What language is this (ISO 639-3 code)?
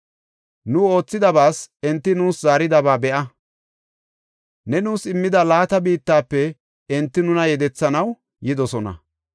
gof